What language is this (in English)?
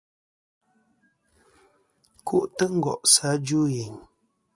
Kom